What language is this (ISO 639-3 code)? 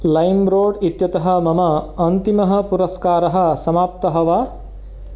san